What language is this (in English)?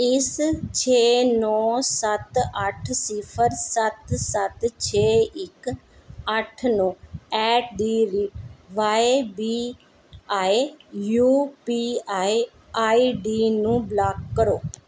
Punjabi